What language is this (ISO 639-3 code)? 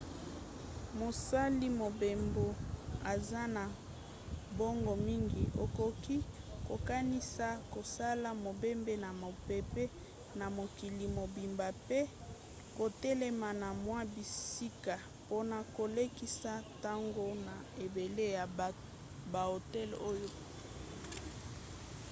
lin